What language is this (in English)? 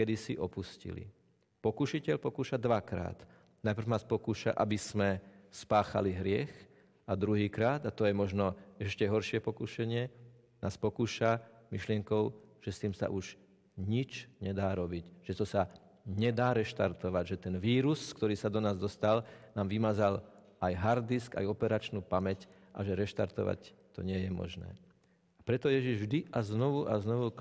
Slovak